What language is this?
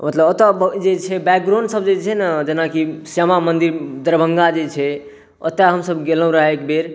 Maithili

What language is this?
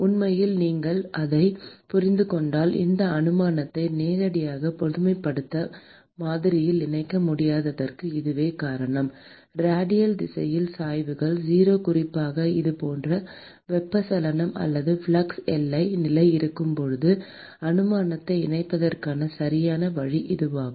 Tamil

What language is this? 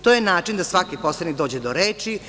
Serbian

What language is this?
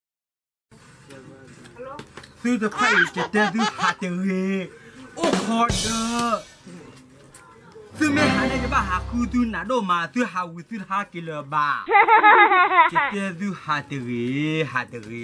Thai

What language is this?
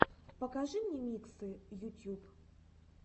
Russian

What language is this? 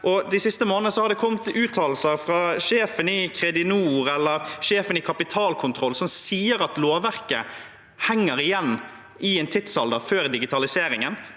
Norwegian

